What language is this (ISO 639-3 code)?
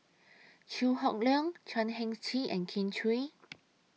eng